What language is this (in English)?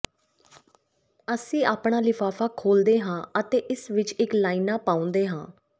Punjabi